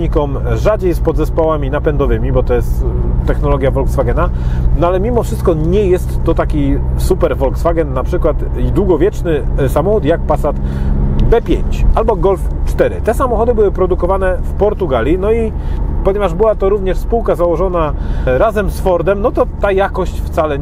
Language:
Polish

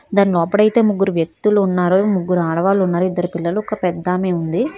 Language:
Telugu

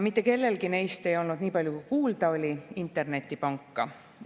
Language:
Estonian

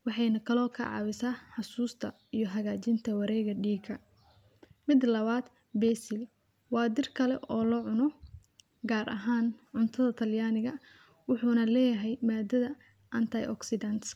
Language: Somali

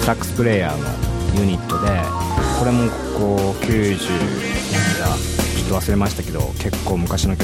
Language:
Japanese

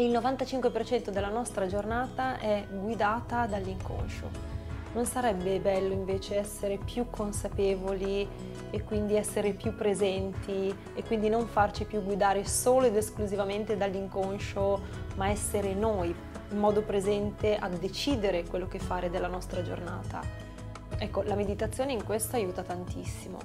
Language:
Italian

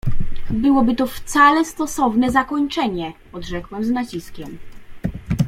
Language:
Polish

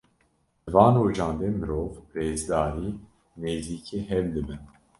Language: Kurdish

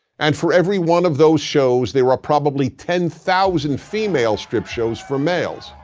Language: English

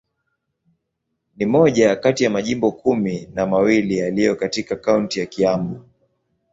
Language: Swahili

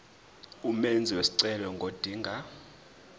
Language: Zulu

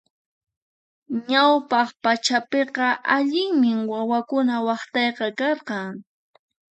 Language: Puno Quechua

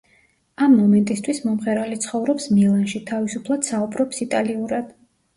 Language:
Georgian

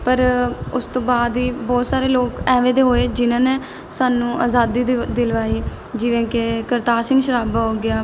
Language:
Punjabi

